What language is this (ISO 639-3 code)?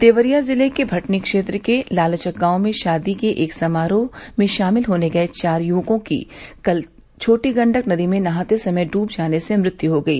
hin